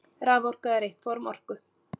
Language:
Icelandic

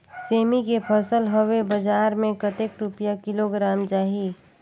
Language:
Chhattisgarhi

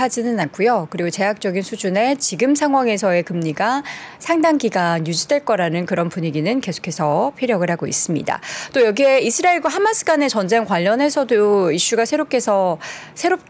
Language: Korean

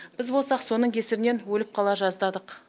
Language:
Kazakh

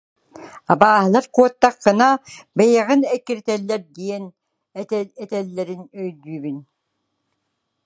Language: Yakut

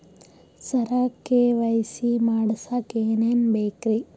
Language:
Kannada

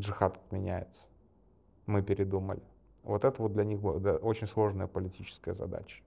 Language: Russian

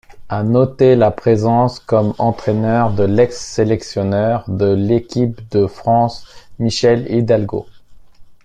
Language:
French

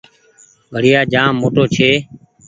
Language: Goaria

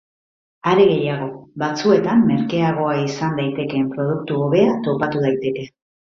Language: Basque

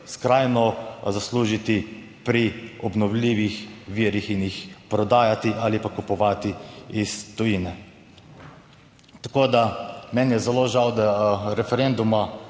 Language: Slovenian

